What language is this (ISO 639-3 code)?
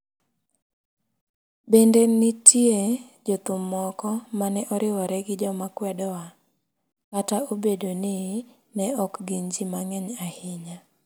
luo